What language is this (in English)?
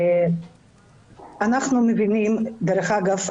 Hebrew